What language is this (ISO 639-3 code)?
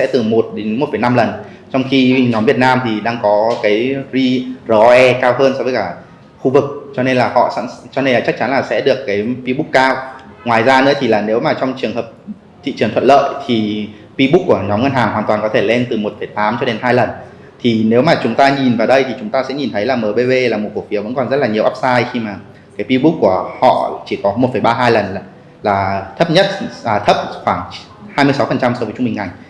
vie